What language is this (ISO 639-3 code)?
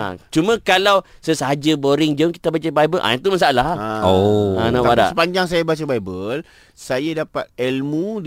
msa